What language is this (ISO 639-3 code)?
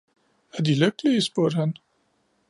dan